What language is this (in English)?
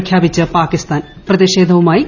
Malayalam